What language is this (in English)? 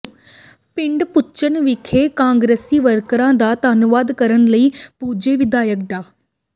Punjabi